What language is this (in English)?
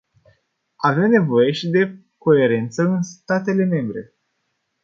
Romanian